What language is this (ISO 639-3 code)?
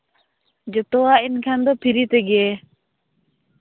sat